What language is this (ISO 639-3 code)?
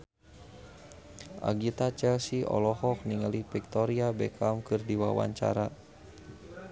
sun